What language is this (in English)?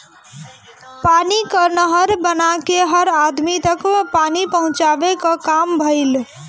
Bhojpuri